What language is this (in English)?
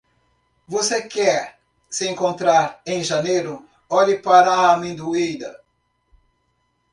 Portuguese